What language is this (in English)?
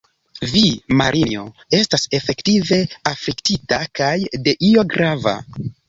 Esperanto